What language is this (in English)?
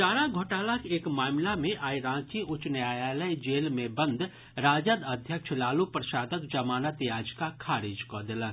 Maithili